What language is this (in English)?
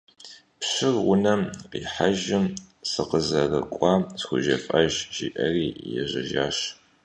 Kabardian